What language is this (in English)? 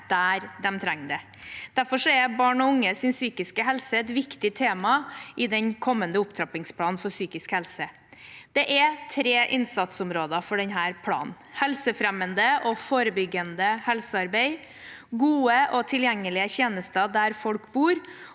Norwegian